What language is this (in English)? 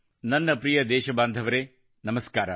Kannada